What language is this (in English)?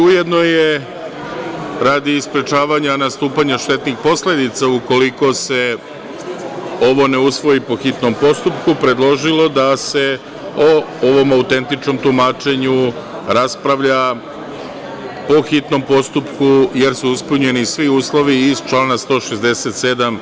Serbian